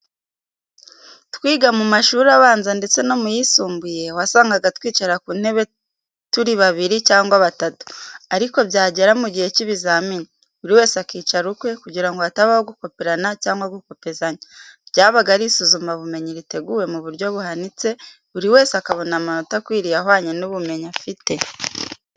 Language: Kinyarwanda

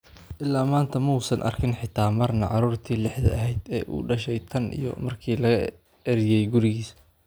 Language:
Somali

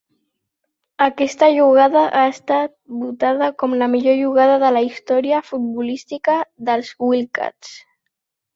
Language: Catalan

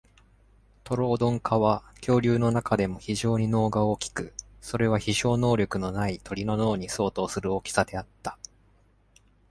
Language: Japanese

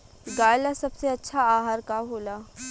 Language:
Bhojpuri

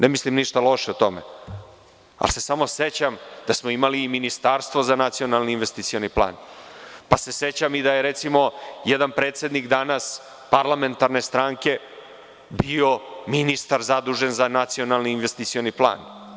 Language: Serbian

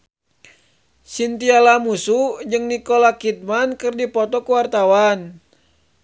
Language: Sundanese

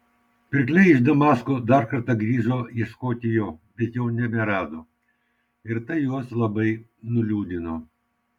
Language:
Lithuanian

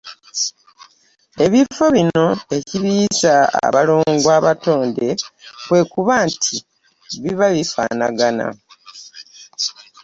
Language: Ganda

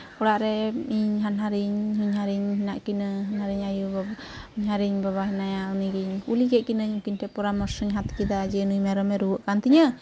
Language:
Santali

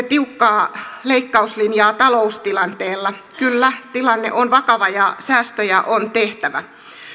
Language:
Finnish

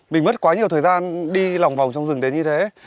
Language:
Vietnamese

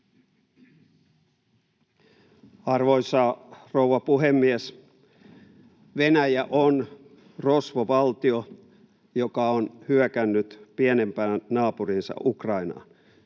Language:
Finnish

